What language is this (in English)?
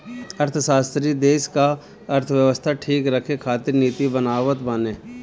Bhojpuri